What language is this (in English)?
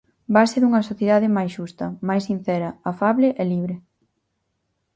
Galician